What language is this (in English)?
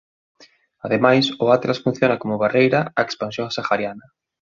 Galician